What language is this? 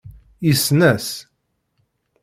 Kabyle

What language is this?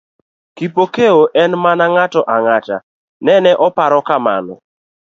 Luo (Kenya and Tanzania)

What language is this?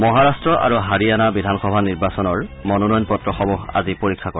Assamese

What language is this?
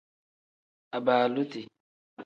Tem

